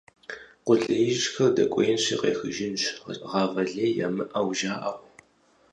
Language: Kabardian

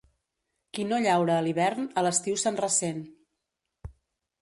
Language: Catalan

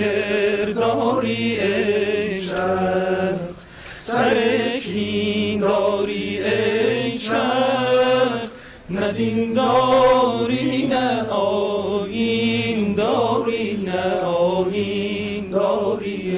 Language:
Persian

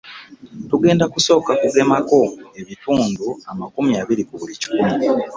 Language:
Ganda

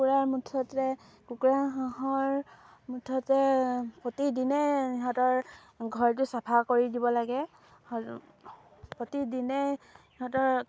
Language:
Assamese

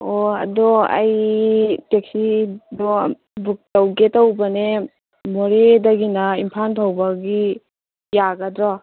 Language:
Manipuri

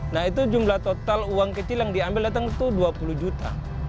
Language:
Indonesian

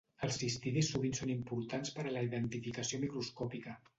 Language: Catalan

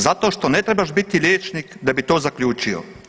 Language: Croatian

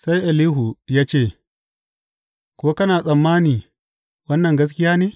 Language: Hausa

